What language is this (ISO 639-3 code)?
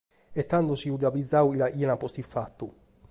srd